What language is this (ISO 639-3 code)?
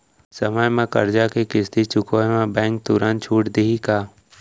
hne